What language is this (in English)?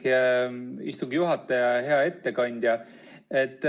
Estonian